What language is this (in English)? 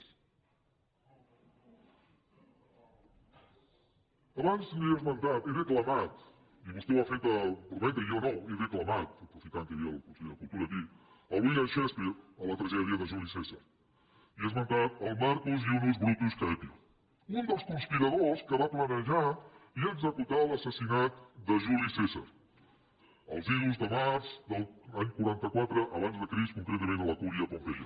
Catalan